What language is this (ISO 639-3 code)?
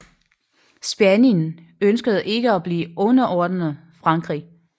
dan